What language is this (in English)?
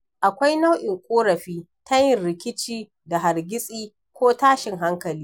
Hausa